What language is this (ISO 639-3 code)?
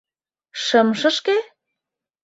chm